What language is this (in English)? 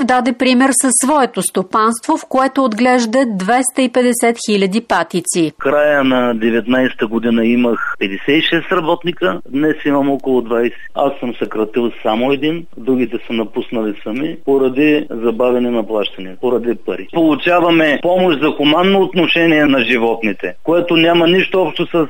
Bulgarian